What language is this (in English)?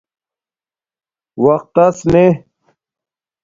Domaaki